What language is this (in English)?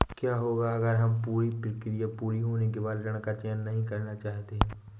Hindi